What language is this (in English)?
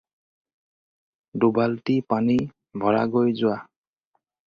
Assamese